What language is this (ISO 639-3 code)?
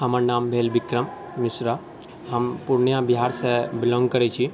mai